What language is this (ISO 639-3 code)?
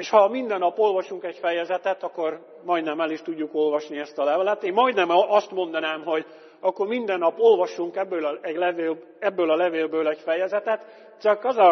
hun